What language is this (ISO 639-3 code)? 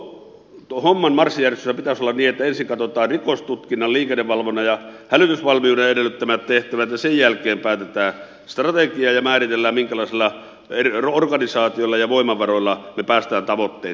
fin